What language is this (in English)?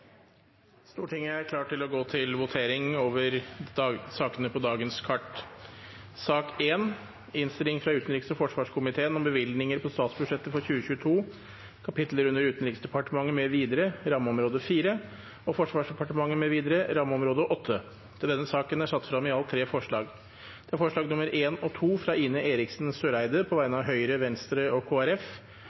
Norwegian Nynorsk